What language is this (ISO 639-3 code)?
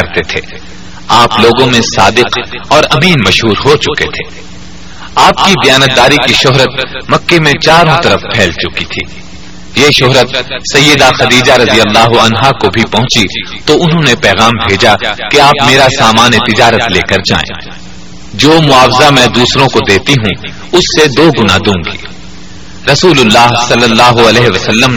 urd